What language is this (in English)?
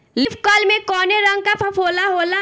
Bhojpuri